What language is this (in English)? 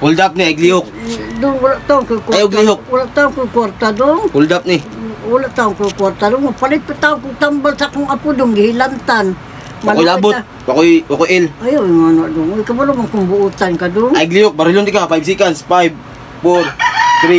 Filipino